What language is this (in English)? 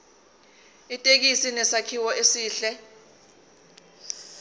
Zulu